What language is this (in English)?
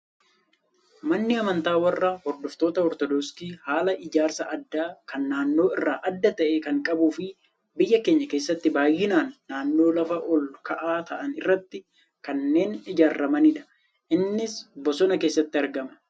Oromo